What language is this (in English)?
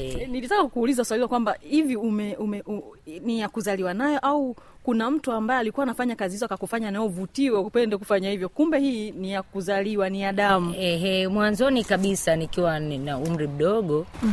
Swahili